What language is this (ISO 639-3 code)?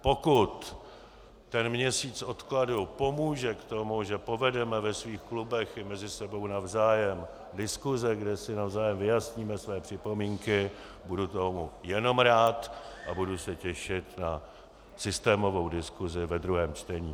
ces